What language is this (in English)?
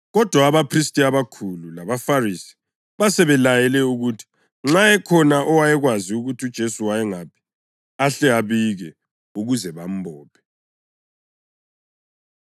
North Ndebele